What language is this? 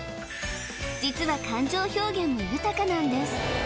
Japanese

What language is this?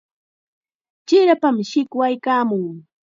Chiquián Ancash Quechua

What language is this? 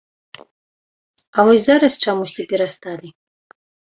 Belarusian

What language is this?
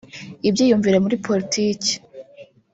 Kinyarwanda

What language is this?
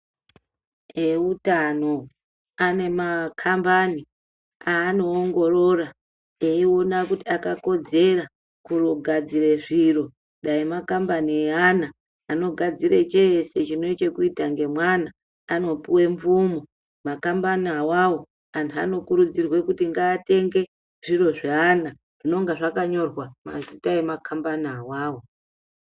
Ndau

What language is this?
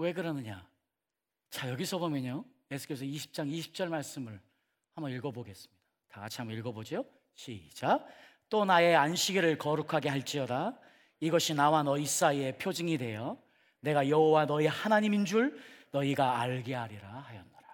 Korean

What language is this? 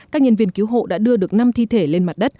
Vietnamese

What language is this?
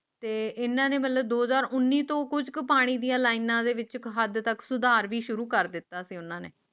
Punjabi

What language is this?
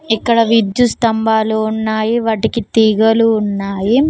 Telugu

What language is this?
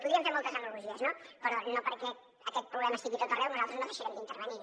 Catalan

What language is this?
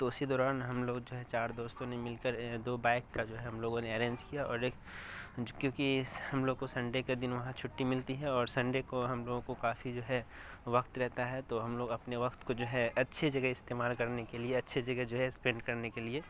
Urdu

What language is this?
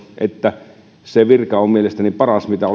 Finnish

